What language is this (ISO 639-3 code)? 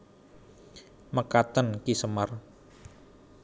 jav